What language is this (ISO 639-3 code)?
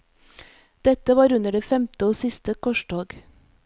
nor